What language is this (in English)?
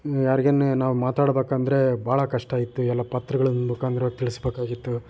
Kannada